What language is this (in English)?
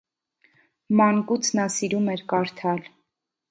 Armenian